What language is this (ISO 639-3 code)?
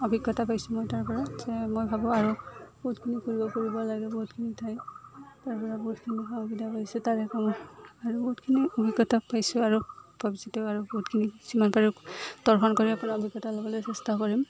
asm